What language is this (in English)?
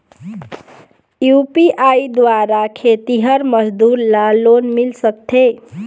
Chhattisgarhi